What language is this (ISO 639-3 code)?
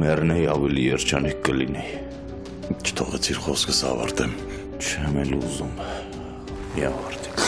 ron